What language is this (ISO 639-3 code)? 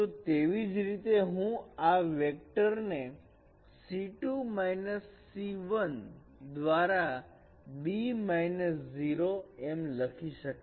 guj